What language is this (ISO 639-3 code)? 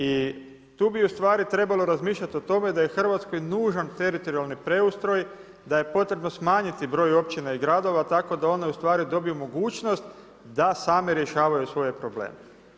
hrv